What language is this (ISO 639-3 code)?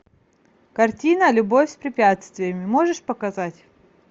rus